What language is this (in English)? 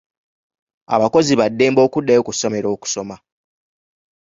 Ganda